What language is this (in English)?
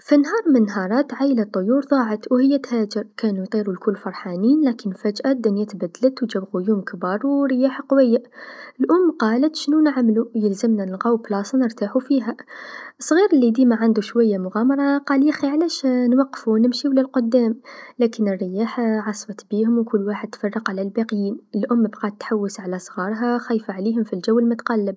Tunisian Arabic